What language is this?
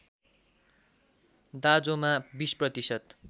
Nepali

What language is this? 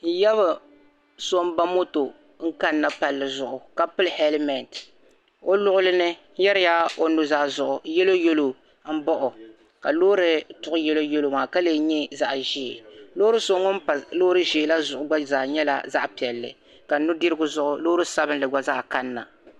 Dagbani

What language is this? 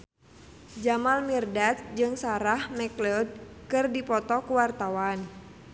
Sundanese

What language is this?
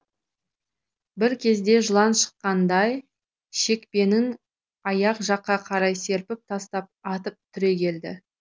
Kazakh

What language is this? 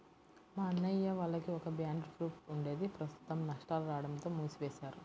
Telugu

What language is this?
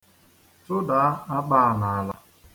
Igbo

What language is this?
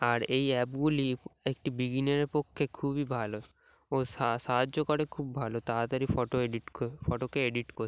Bangla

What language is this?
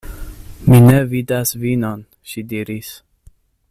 Esperanto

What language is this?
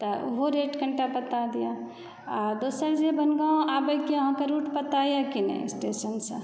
Maithili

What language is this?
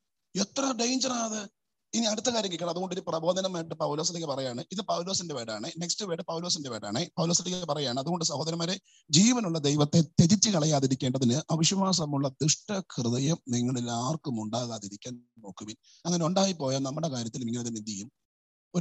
Malayalam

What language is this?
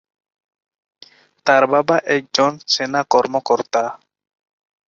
Bangla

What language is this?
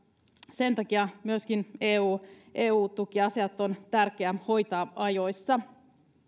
Finnish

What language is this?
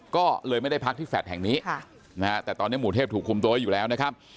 Thai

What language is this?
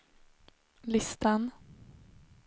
Swedish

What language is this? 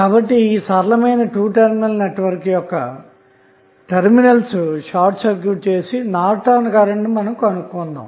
Telugu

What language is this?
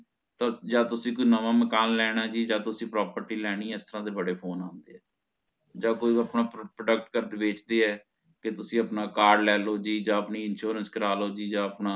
Punjabi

